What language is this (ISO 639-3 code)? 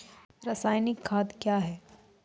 mai